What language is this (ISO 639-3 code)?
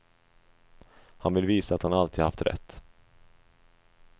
swe